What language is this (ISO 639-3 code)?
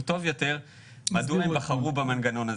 heb